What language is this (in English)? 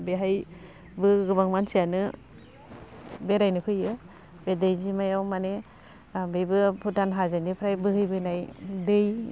Bodo